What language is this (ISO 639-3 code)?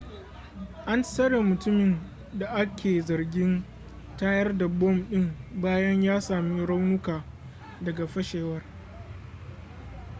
hau